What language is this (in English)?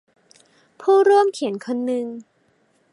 Thai